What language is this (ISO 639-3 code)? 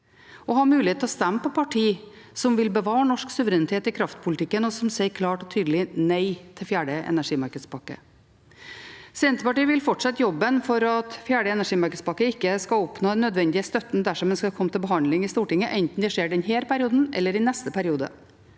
nor